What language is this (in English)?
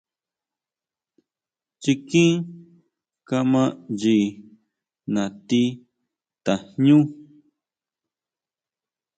Huautla Mazatec